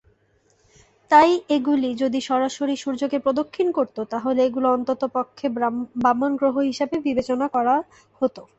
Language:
Bangla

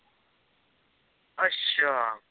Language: Punjabi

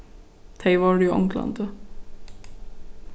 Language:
Faroese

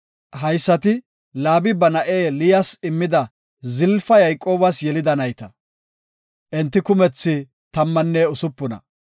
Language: Gofa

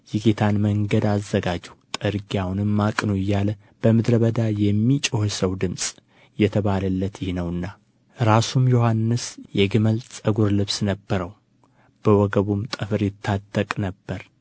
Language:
Amharic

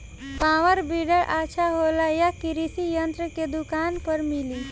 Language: Bhojpuri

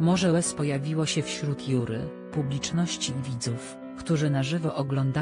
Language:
Polish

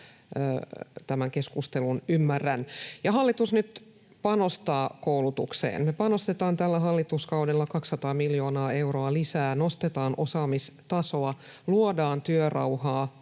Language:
Finnish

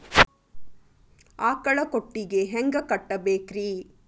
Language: Kannada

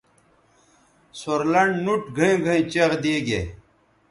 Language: Bateri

